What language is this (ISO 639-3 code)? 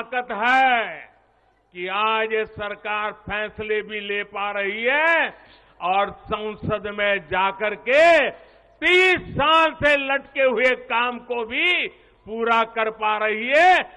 hin